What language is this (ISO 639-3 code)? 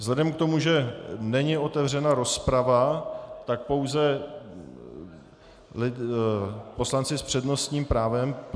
ces